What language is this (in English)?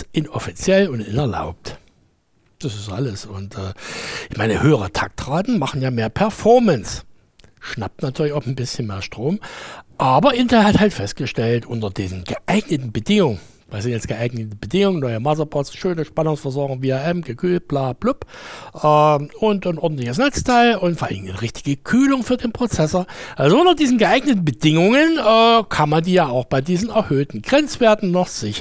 German